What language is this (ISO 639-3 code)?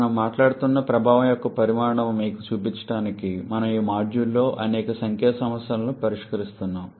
tel